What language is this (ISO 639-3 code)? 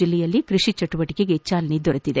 kan